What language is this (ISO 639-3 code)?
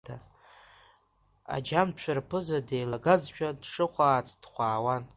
abk